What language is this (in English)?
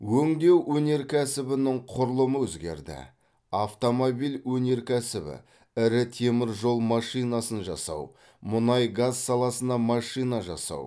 Kazakh